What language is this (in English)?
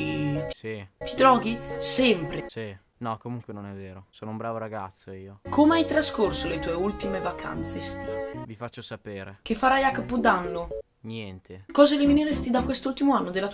Italian